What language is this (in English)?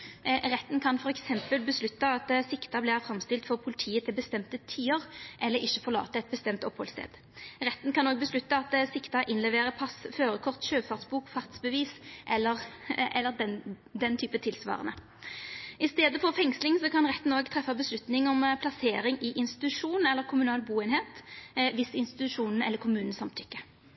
Norwegian Nynorsk